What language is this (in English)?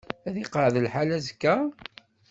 Kabyle